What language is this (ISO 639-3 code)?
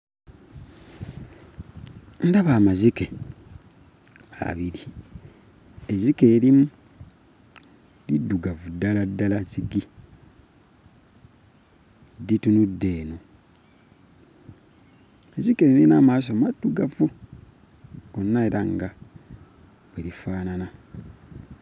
lug